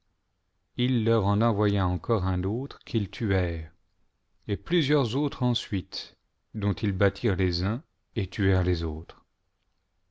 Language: French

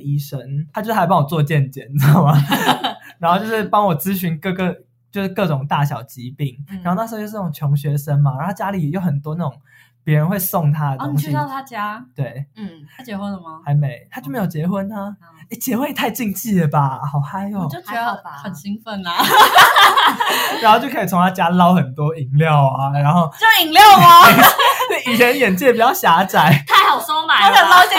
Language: Chinese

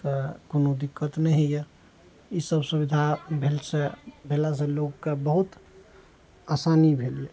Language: Maithili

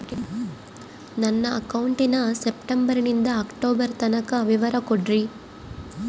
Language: Kannada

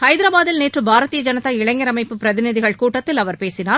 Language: Tamil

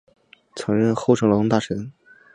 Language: Chinese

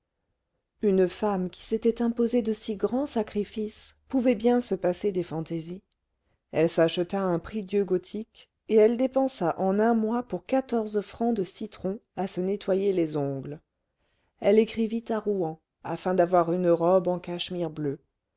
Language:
French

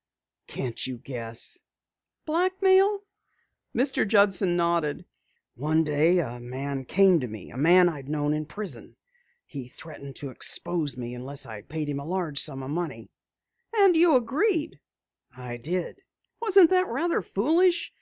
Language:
English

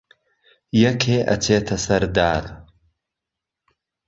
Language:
Central Kurdish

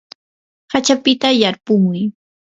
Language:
Yanahuanca Pasco Quechua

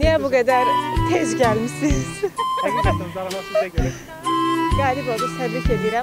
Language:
Turkish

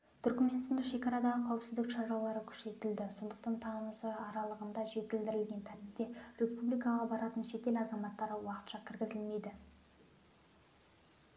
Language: Kazakh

